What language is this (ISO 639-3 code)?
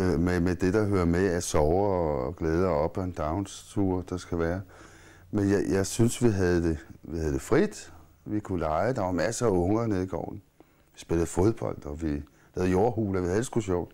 dan